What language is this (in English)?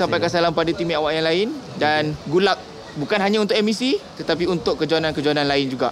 Malay